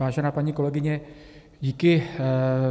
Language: Czech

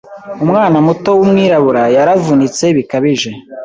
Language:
Kinyarwanda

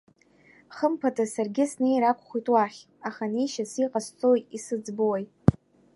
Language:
Abkhazian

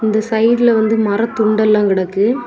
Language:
Tamil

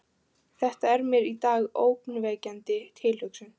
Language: Icelandic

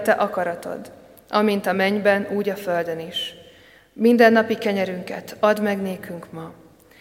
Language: Hungarian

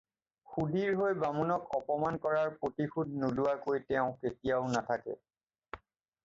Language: Assamese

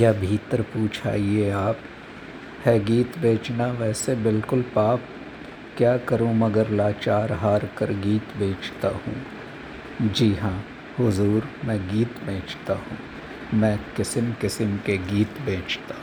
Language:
Hindi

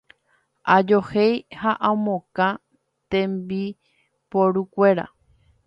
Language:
Guarani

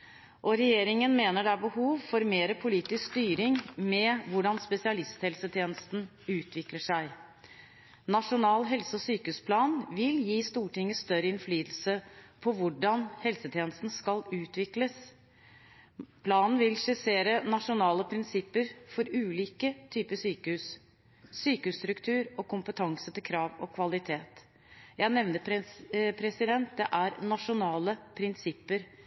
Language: Norwegian Bokmål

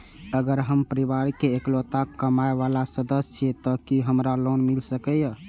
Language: Maithili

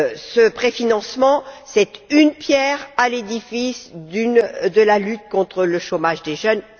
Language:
French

